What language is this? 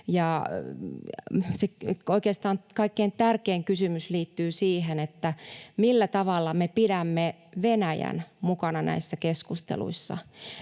Finnish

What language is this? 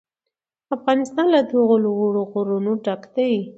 Pashto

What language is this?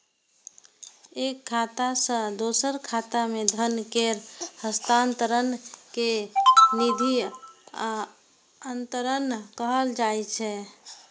Maithili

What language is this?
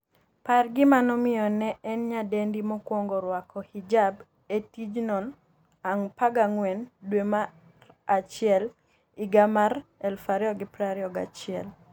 Luo (Kenya and Tanzania)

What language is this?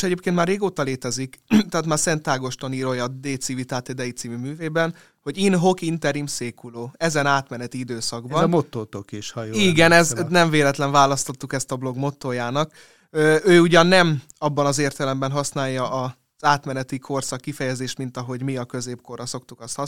Hungarian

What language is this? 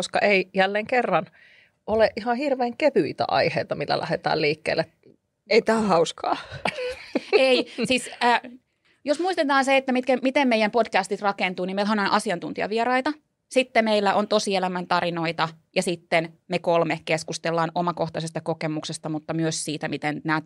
Finnish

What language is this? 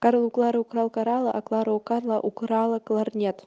Russian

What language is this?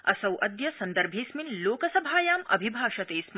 Sanskrit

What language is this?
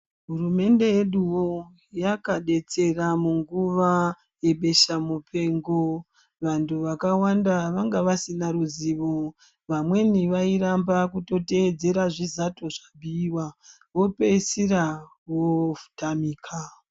Ndau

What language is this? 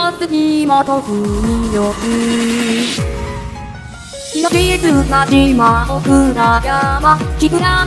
Korean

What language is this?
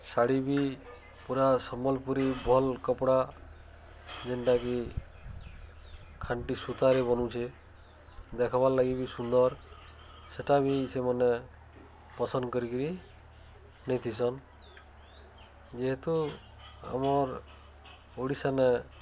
Odia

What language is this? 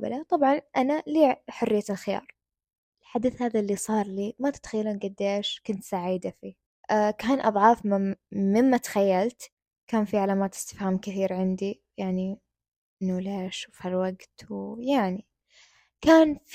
Arabic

